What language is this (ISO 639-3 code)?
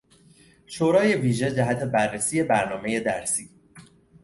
fas